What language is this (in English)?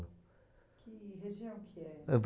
Portuguese